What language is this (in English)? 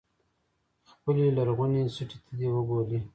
Pashto